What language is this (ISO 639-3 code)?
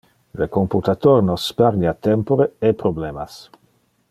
ina